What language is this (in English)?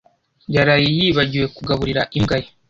Kinyarwanda